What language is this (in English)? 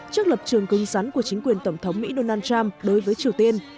Vietnamese